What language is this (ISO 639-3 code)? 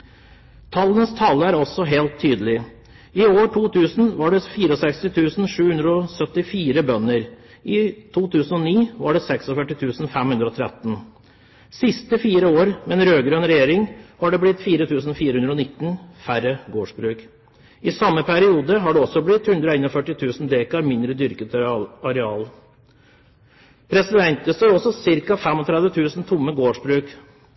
nob